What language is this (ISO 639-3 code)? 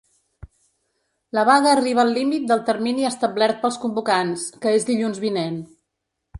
cat